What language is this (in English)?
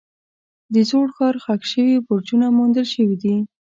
Pashto